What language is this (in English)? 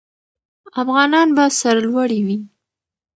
Pashto